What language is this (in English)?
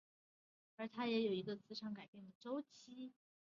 Chinese